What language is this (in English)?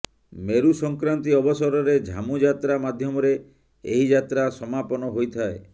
Odia